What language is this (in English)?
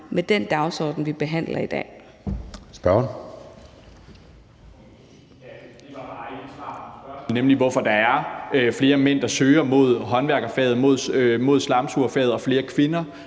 Danish